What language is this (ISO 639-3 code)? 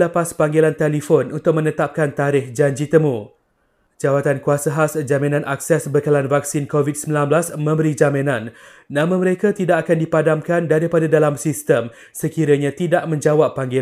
msa